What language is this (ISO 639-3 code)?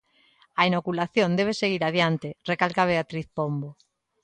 glg